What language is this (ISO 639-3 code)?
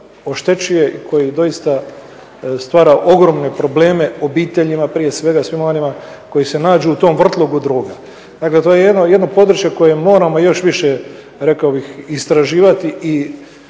hrv